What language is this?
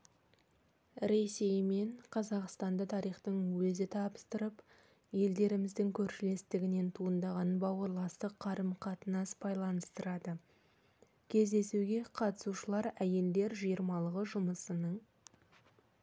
Kazakh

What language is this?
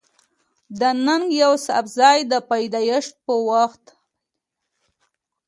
Pashto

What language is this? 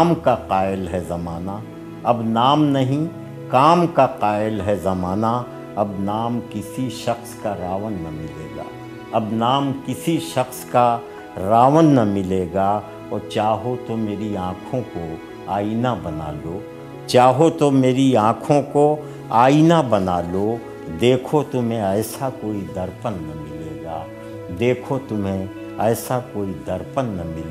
Urdu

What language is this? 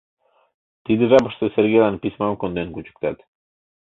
Mari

